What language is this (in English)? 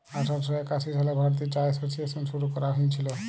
Bangla